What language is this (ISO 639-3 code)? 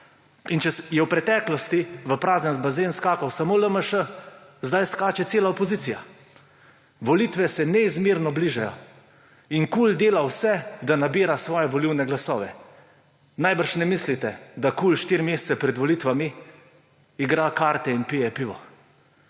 slv